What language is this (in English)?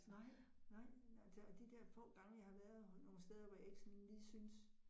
Danish